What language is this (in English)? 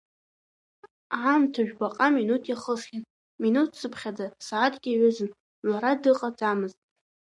Abkhazian